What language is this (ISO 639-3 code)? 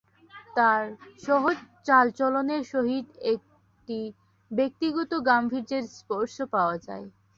ben